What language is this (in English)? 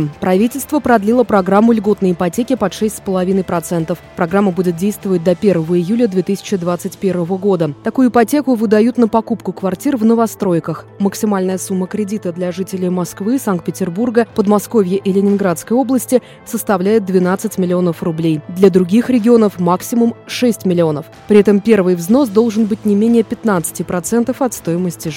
Russian